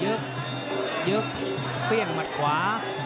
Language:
Thai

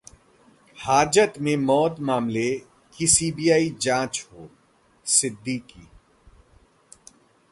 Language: Hindi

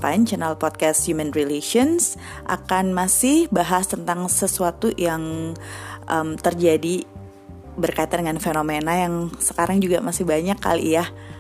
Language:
Indonesian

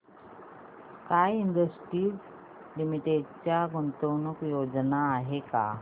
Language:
Marathi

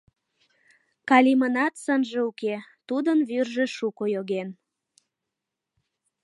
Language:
Mari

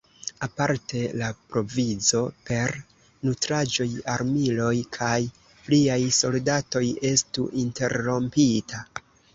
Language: Esperanto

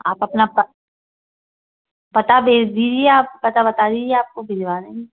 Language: Hindi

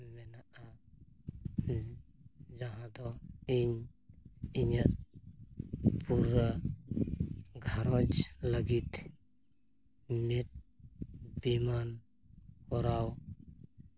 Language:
Santali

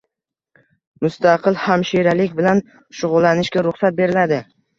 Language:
Uzbek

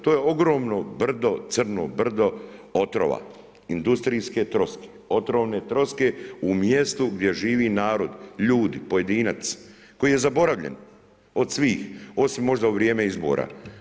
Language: Croatian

